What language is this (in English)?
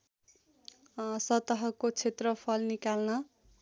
Nepali